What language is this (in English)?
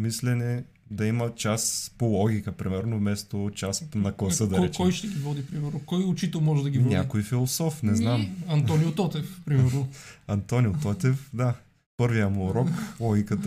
Bulgarian